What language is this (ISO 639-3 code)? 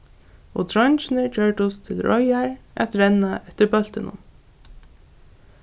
fao